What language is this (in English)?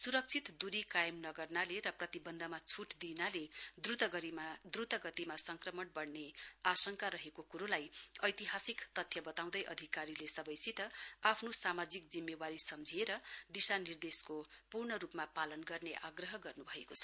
Nepali